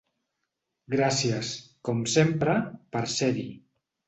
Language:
Catalan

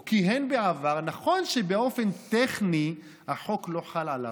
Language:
Hebrew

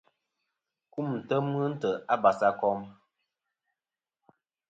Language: Kom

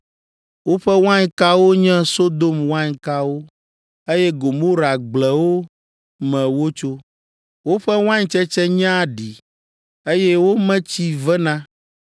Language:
Ewe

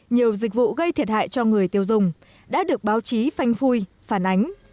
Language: Vietnamese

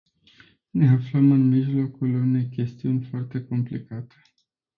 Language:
Romanian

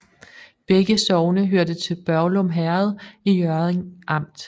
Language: Danish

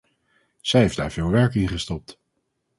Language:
Dutch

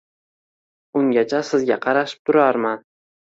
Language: Uzbek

